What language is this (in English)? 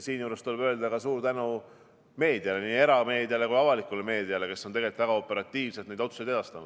Estonian